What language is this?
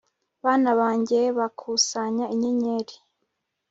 Kinyarwanda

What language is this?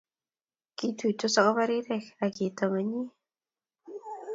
Kalenjin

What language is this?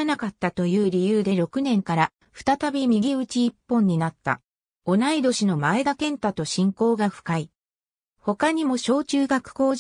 Japanese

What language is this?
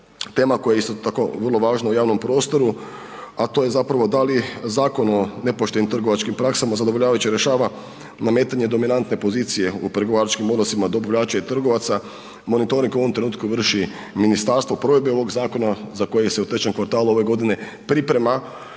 Croatian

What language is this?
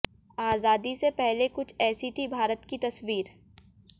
Hindi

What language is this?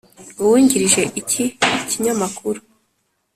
Kinyarwanda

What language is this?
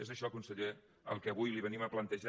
Catalan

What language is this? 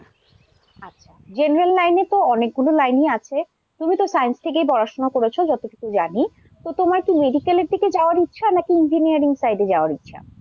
Bangla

